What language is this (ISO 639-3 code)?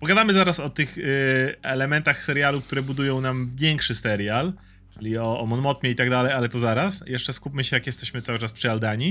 pol